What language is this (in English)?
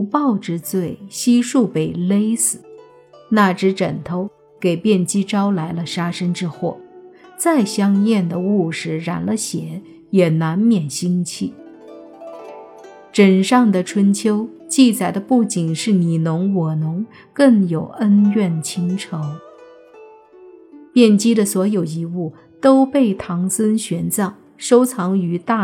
Chinese